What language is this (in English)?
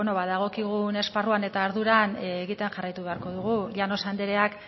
Basque